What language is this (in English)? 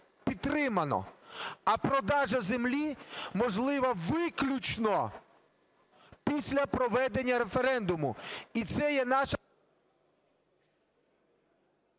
Ukrainian